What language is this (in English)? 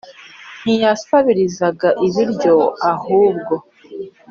Kinyarwanda